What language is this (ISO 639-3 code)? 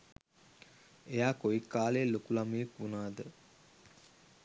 sin